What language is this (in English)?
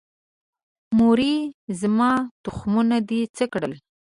Pashto